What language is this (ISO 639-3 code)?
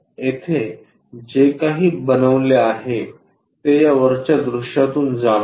mar